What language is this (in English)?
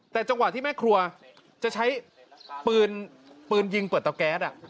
Thai